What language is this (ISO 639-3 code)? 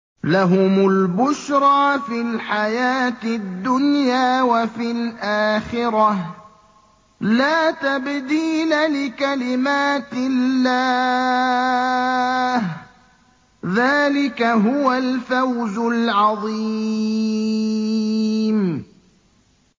ara